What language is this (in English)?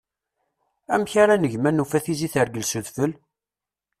Kabyle